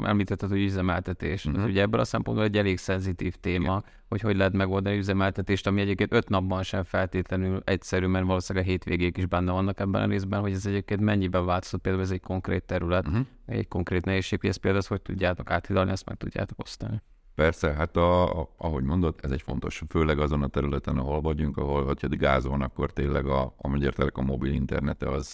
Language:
Hungarian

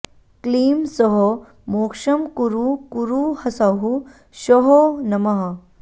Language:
Sanskrit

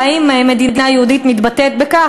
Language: Hebrew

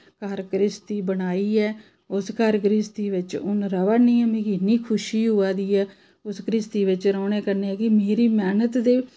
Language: Dogri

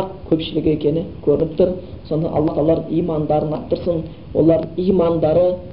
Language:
Bulgarian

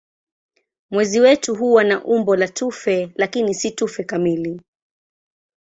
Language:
Swahili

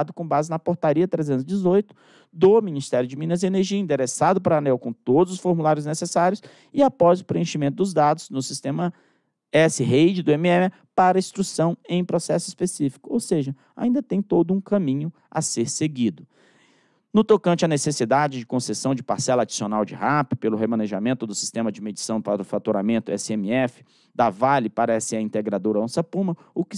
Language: Portuguese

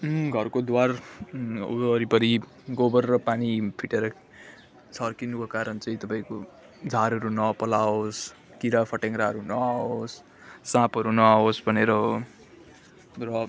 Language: Nepali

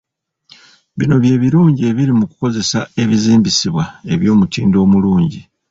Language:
Ganda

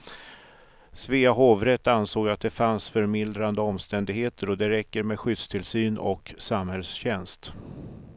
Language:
Swedish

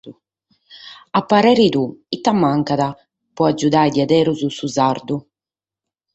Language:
Sardinian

